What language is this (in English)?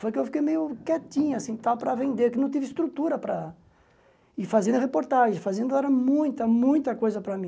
Portuguese